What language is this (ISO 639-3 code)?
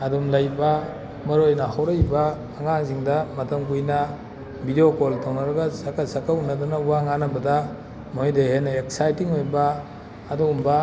mni